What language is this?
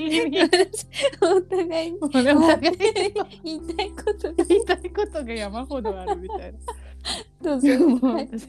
Japanese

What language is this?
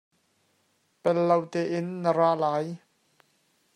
Hakha Chin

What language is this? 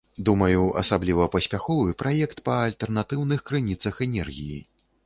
Belarusian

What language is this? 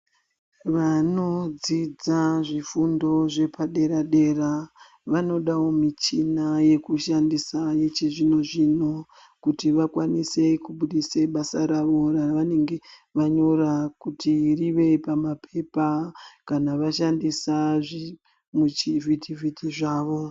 Ndau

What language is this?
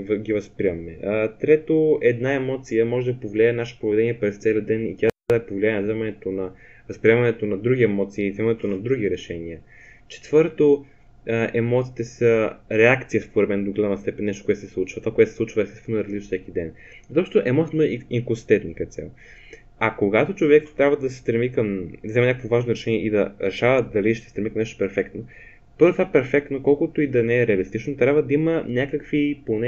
Bulgarian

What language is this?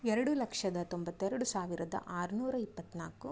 Kannada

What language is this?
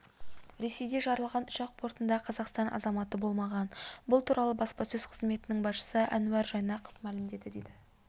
Kazakh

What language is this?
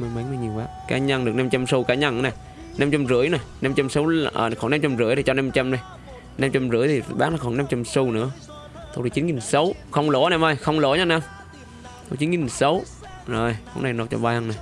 Vietnamese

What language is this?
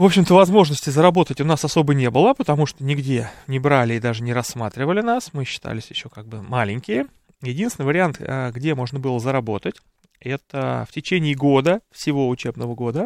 Russian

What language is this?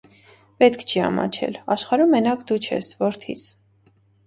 Armenian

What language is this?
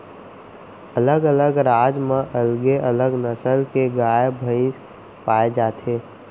Chhattisgarhi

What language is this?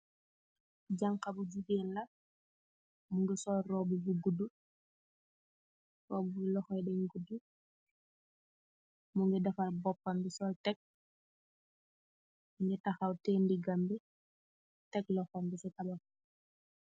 Wolof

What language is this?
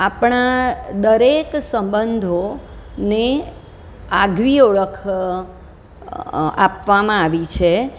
Gujarati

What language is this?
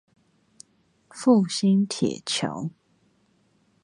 Chinese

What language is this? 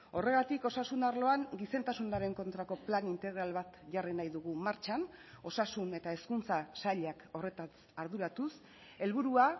Basque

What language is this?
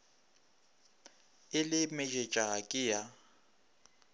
Northern Sotho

